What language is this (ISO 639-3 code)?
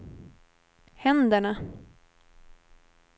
swe